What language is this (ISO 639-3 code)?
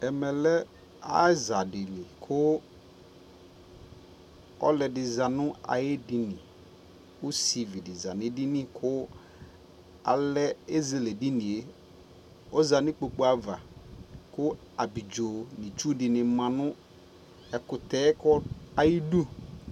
kpo